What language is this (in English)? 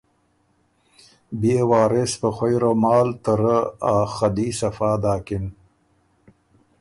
Ormuri